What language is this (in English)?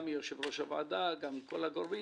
Hebrew